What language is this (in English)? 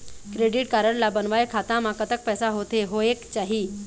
Chhattisgarhi